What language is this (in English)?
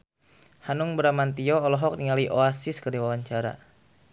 Sundanese